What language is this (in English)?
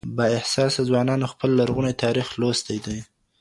Pashto